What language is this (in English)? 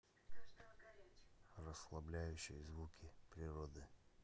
Russian